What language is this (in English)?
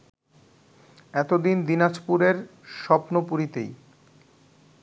Bangla